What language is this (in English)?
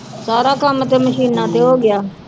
Punjabi